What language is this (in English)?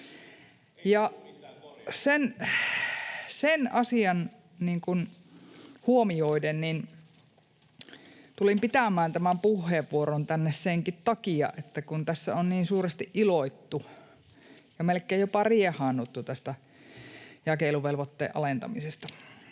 Finnish